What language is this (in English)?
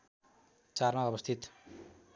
Nepali